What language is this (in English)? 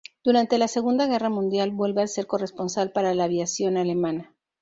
Spanish